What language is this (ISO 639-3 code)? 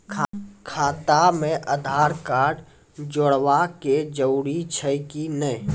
mai